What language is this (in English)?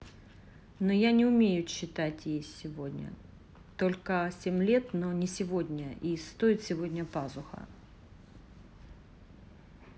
Russian